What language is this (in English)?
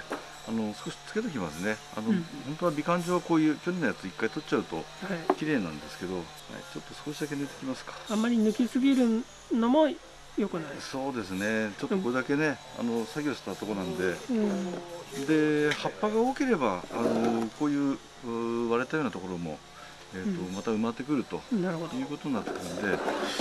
Japanese